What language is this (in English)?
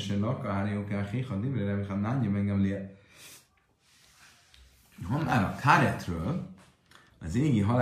Hungarian